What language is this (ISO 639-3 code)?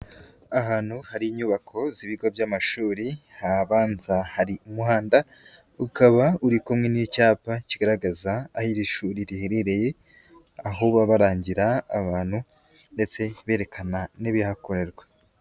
kin